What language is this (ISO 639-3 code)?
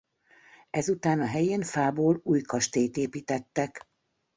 hun